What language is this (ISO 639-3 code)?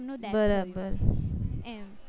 guj